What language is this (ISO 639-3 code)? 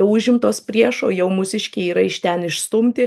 lit